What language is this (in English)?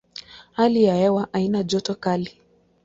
Swahili